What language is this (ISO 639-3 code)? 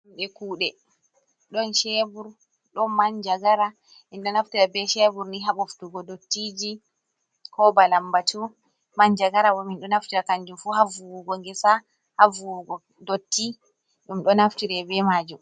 ful